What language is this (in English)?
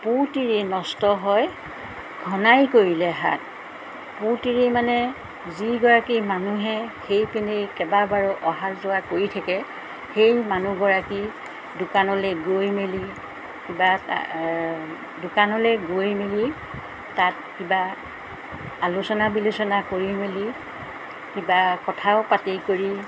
Assamese